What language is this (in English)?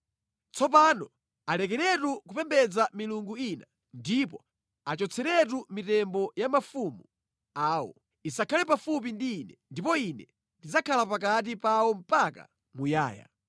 Nyanja